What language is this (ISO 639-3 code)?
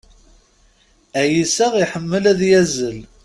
kab